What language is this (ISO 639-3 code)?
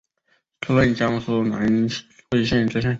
zho